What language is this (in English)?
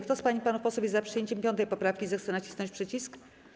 Polish